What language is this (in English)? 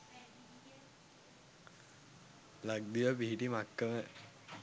Sinhala